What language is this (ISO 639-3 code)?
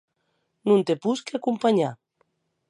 oci